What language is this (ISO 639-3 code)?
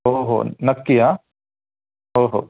mar